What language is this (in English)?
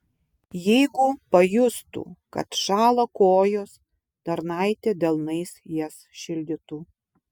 Lithuanian